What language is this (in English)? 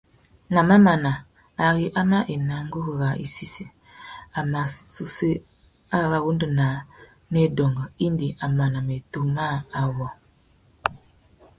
Tuki